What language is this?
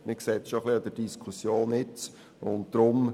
Swiss German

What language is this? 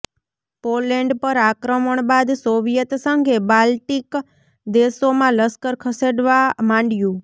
Gujarati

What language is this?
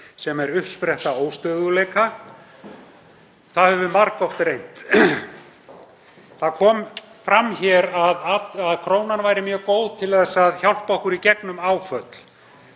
Icelandic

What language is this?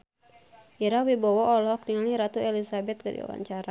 Sundanese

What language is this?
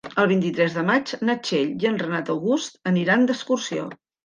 Catalan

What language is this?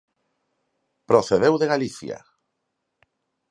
Galician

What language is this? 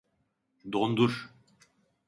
Turkish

